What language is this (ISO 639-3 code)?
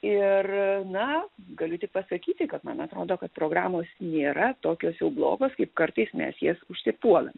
lit